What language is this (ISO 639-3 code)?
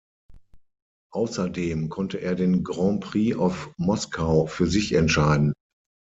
deu